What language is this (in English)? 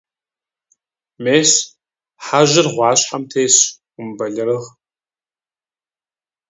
Kabardian